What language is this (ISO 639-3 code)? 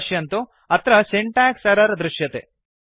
san